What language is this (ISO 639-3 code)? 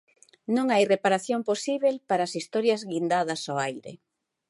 glg